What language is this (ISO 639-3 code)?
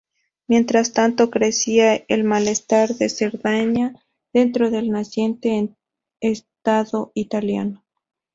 spa